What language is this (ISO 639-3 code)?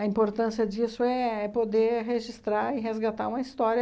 por